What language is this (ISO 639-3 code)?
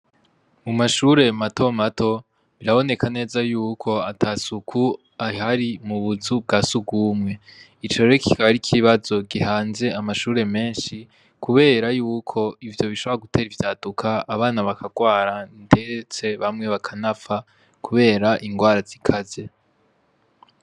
run